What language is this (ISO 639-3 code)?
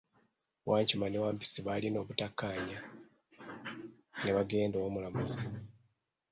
lug